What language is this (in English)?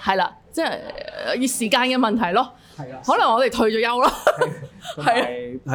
Chinese